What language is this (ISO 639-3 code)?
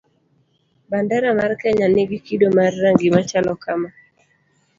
luo